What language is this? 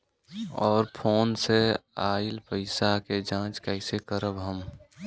Bhojpuri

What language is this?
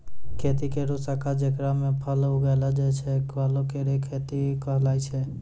Maithili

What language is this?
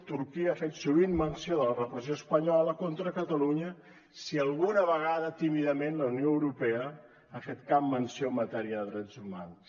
Catalan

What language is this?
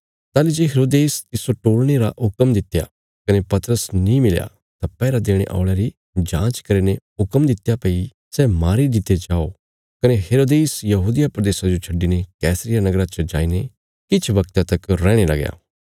Bilaspuri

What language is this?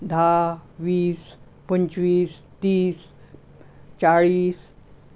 Konkani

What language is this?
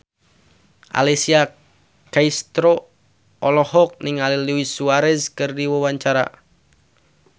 Sundanese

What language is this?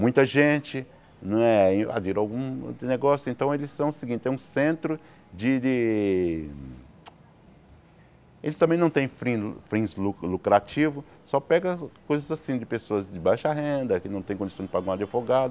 Portuguese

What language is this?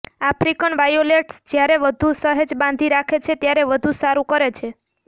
Gujarati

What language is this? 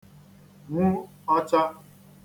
Igbo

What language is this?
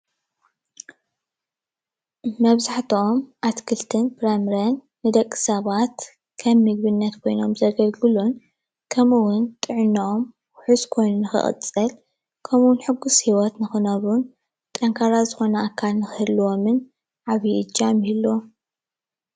Tigrinya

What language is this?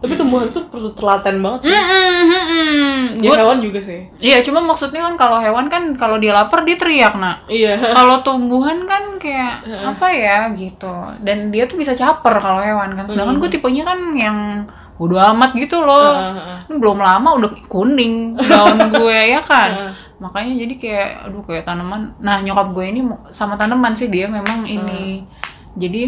Indonesian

